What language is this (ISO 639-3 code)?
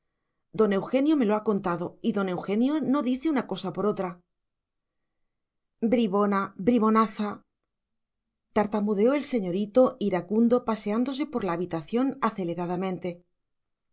spa